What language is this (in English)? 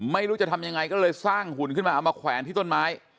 Thai